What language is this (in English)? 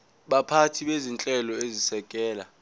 Zulu